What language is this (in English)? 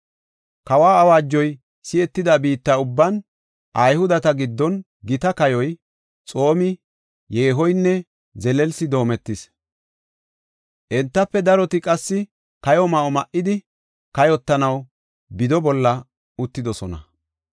Gofa